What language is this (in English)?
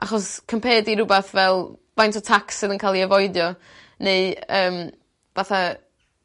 Welsh